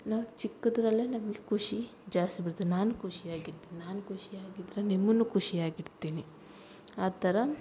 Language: Kannada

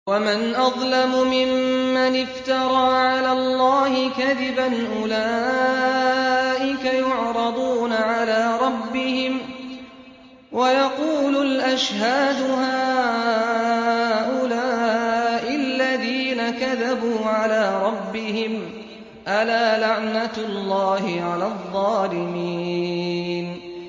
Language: Arabic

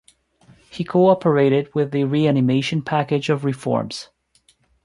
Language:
English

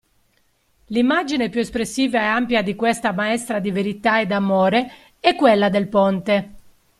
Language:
Italian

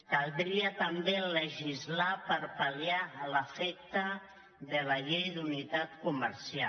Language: Catalan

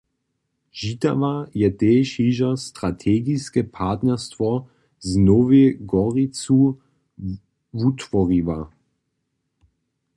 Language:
Upper Sorbian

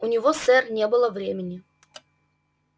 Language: Russian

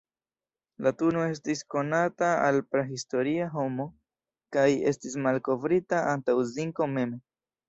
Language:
Esperanto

